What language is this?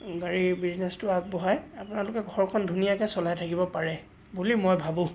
Assamese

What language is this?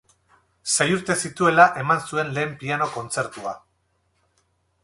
Basque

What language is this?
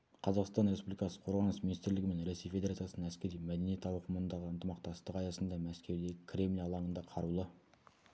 Kazakh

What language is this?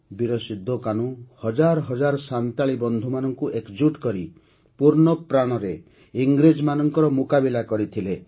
Odia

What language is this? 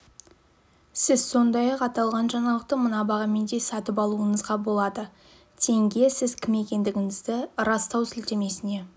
Kazakh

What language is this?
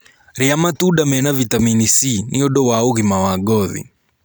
Kikuyu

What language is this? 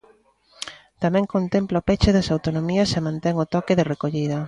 Galician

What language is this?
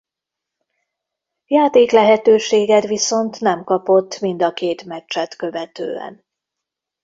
Hungarian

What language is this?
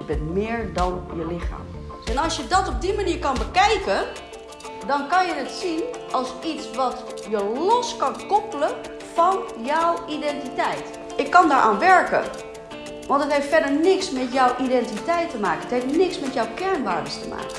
Dutch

